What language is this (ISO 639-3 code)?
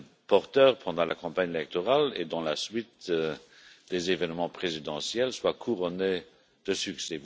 fra